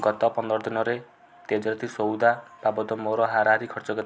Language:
Odia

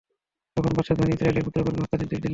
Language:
Bangla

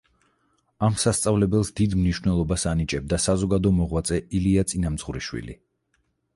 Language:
Georgian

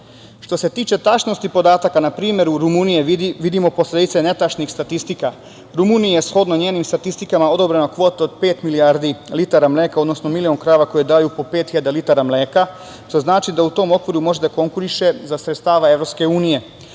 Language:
Serbian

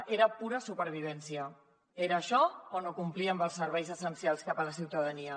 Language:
Catalan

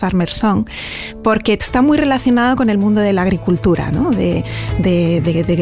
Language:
Spanish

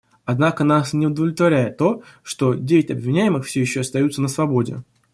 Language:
Russian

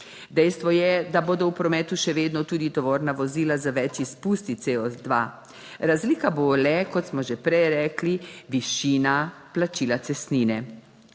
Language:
Slovenian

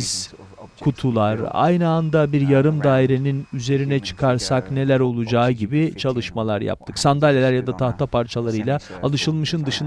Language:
Turkish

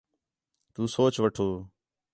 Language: Khetrani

